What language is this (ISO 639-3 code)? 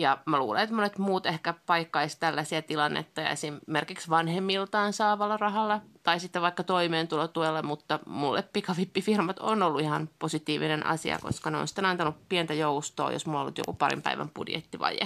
fin